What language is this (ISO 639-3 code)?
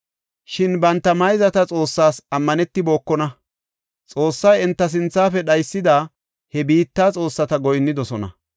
gof